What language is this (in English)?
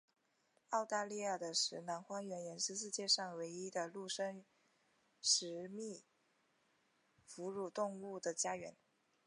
Chinese